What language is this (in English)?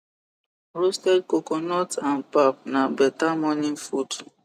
Nigerian Pidgin